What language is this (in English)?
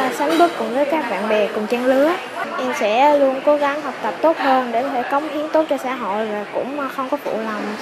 Vietnamese